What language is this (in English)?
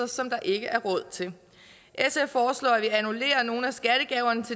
Danish